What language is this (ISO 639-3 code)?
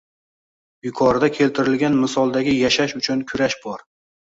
uzb